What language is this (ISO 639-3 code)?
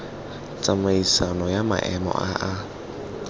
tsn